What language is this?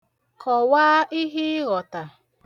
Igbo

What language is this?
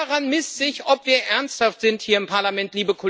German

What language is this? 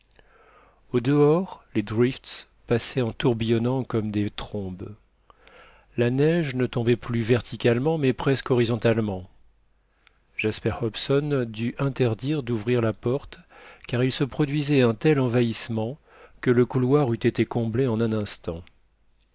French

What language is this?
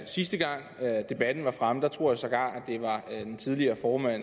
Danish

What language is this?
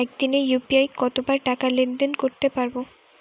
Bangla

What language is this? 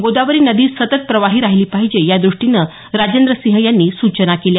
Marathi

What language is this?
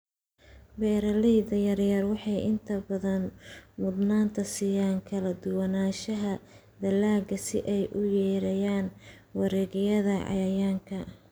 Somali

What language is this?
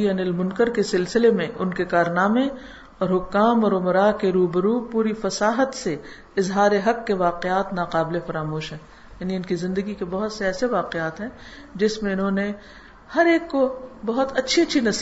Urdu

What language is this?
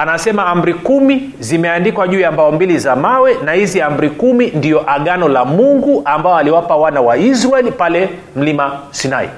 Swahili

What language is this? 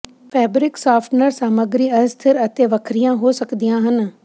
Punjabi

